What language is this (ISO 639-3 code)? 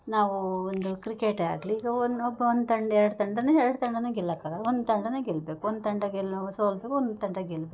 kan